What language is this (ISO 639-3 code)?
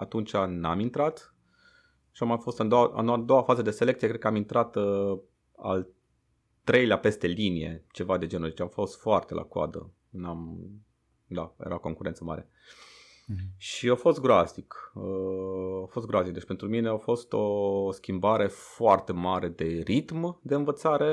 ron